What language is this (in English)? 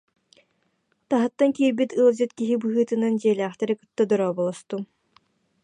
Yakut